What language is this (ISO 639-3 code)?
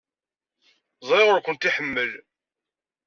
kab